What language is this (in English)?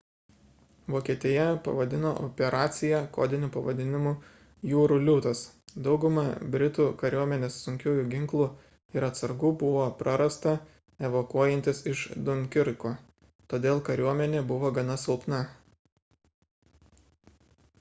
Lithuanian